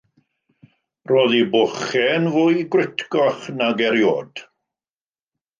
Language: Welsh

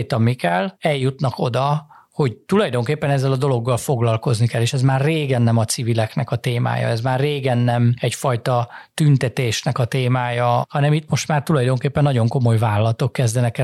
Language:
Hungarian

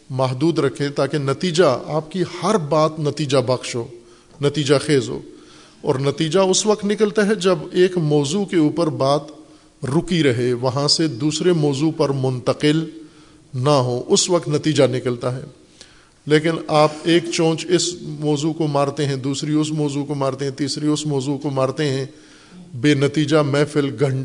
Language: Urdu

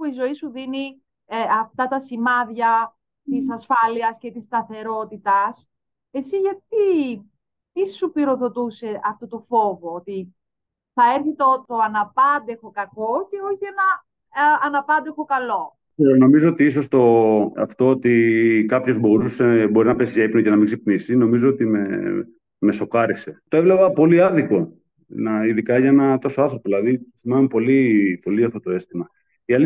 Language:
Greek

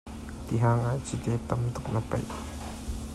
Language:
Hakha Chin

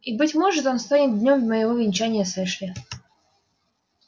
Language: Russian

